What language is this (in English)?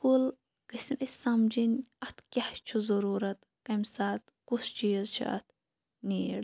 Kashmiri